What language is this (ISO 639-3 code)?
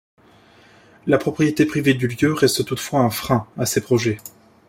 fra